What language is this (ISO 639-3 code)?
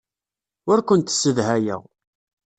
kab